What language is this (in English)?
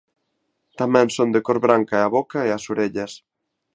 Galician